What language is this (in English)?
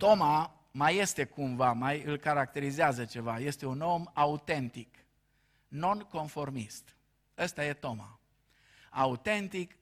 Romanian